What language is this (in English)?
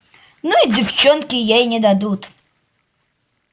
Russian